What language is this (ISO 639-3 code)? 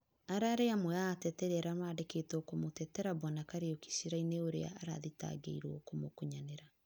kik